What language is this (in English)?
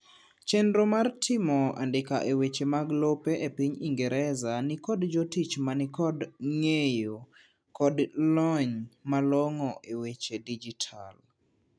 Luo (Kenya and Tanzania)